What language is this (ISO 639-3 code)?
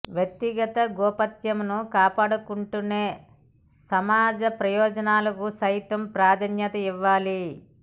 tel